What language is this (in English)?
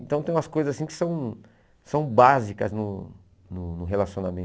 Portuguese